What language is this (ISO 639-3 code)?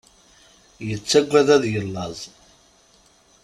kab